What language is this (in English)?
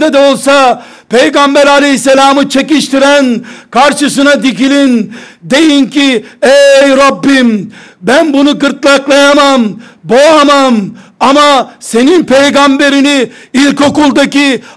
Turkish